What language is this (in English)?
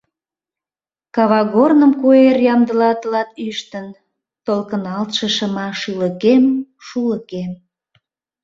Mari